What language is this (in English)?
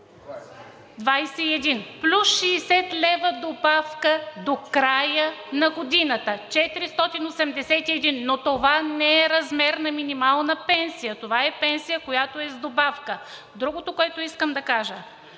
Bulgarian